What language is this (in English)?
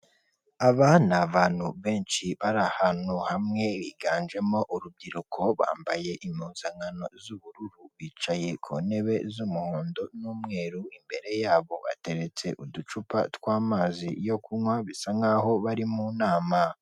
Kinyarwanda